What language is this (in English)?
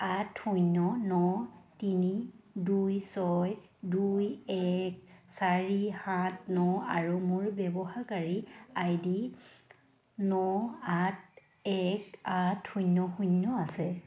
Assamese